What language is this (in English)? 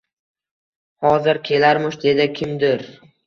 Uzbek